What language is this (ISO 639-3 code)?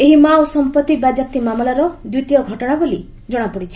ori